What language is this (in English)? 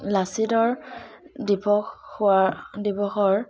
Assamese